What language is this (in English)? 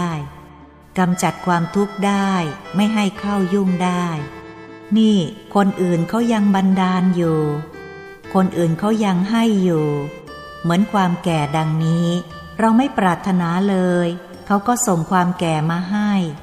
Thai